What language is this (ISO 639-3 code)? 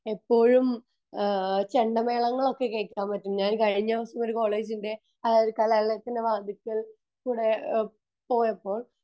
mal